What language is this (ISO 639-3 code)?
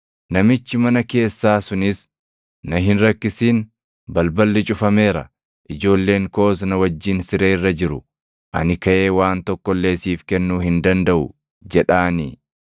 orm